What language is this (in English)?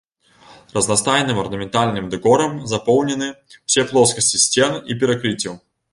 Belarusian